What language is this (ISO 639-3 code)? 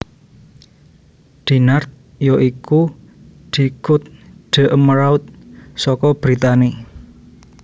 jav